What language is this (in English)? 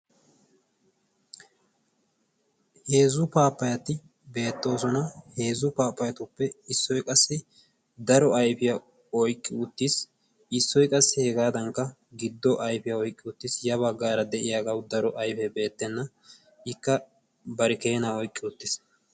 Wolaytta